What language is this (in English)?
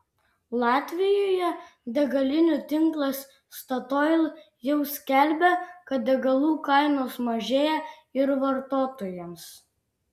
Lithuanian